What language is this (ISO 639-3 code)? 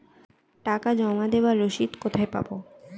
ben